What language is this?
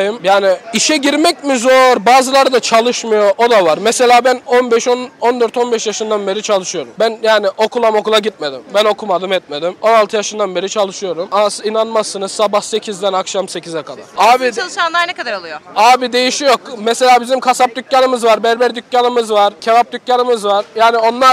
Turkish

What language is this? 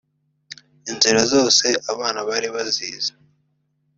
Kinyarwanda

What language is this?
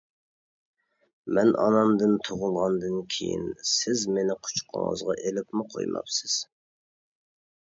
Uyghur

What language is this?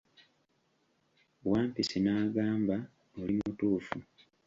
Ganda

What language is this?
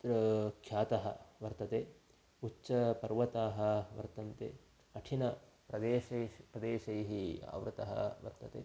Sanskrit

